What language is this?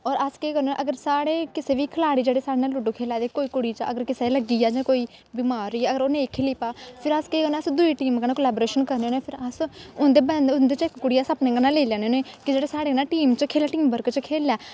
Dogri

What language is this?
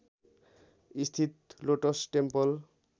Nepali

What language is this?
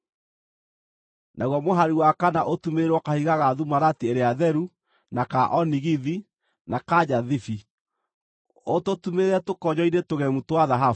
Kikuyu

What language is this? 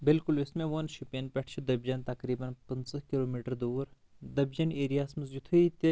Kashmiri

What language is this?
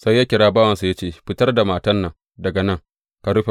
Hausa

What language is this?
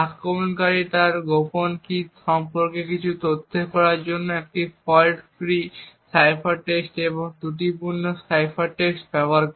Bangla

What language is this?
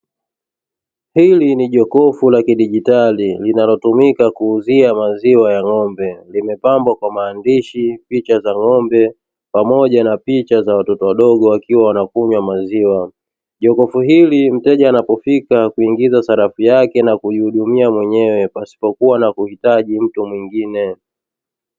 Swahili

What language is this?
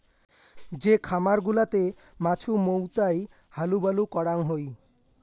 Bangla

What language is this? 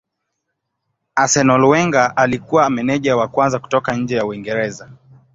Swahili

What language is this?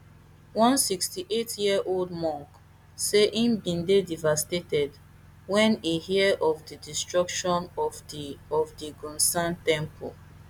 Nigerian Pidgin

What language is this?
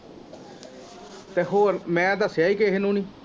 Punjabi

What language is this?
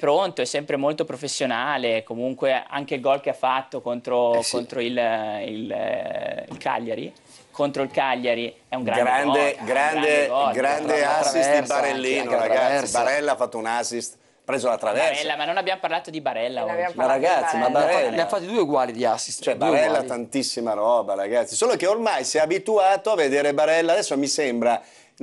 Italian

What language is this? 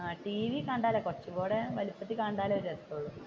Malayalam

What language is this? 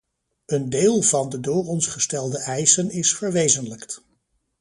Dutch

